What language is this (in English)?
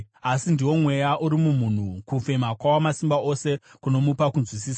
Shona